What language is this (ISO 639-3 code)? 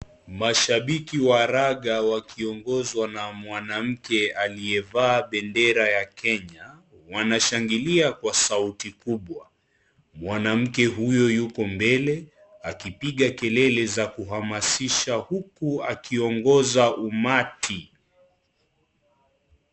swa